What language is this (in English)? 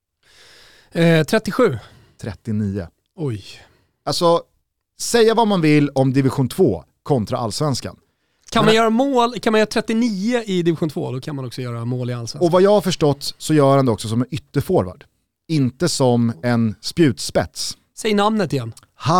Swedish